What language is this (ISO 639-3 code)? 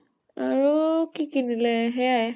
asm